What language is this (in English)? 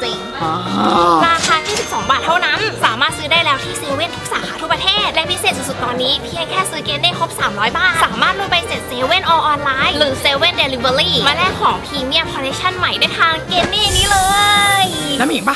Thai